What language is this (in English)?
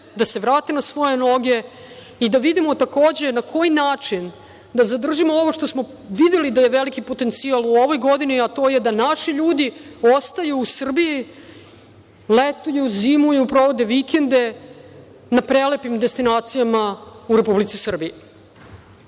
Serbian